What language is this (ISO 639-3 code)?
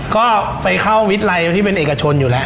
tha